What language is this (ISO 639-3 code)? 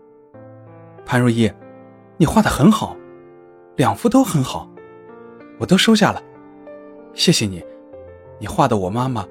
zho